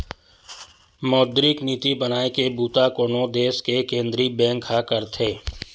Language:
Chhattisgarhi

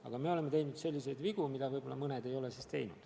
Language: Estonian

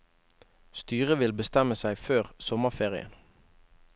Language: Norwegian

